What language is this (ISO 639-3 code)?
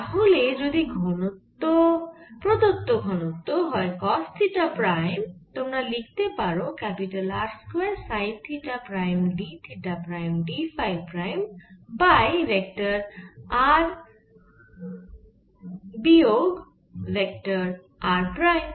ben